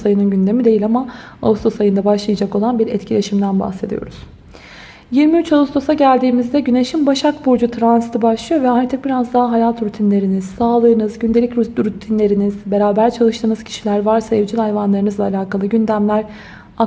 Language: Turkish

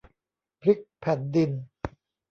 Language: Thai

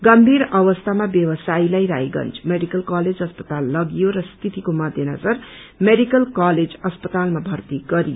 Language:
Nepali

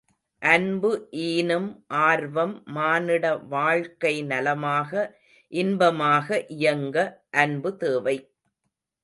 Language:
Tamil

